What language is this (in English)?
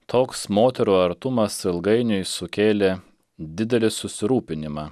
Lithuanian